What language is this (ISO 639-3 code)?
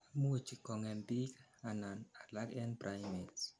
kln